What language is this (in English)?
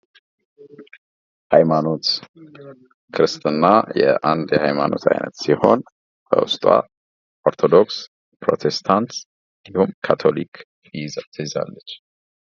Amharic